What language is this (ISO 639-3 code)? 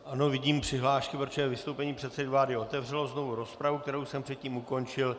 ces